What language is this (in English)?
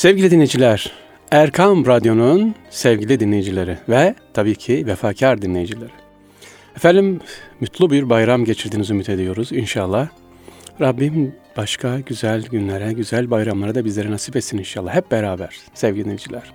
Turkish